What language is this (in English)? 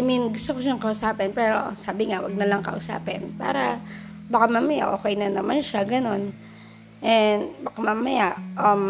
Filipino